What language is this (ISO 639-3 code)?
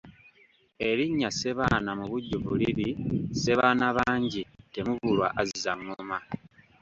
lug